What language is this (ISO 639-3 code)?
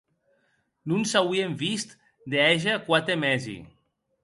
oci